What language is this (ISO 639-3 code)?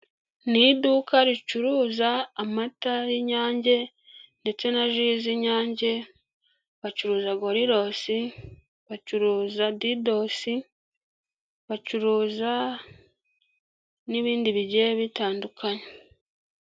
kin